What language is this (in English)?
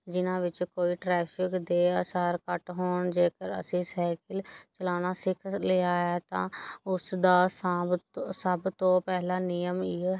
Punjabi